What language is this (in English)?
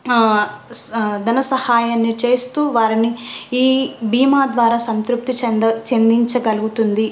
Telugu